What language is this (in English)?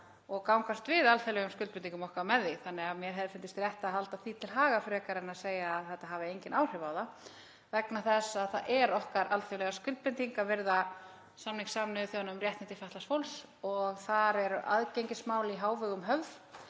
Icelandic